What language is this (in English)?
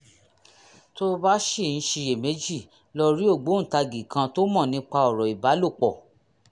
Yoruba